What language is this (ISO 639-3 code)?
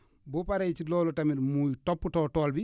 wol